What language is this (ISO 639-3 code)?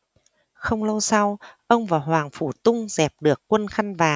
vie